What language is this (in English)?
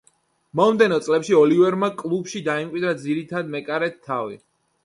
Georgian